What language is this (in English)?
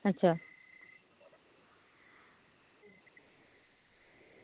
Dogri